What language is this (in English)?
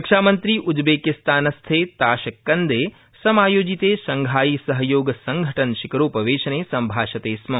Sanskrit